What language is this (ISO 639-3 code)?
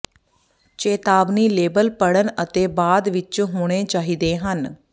pan